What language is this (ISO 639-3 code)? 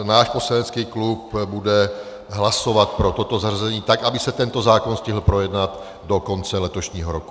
ces